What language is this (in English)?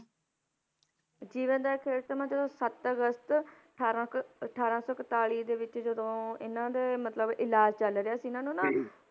Punjabi